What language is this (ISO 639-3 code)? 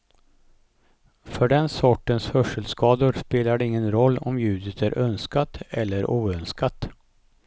swe